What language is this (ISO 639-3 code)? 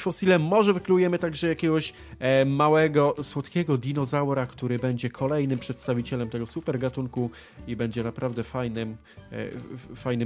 pol